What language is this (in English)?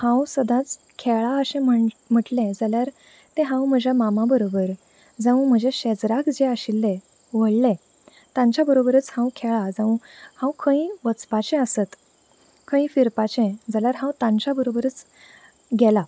Konkani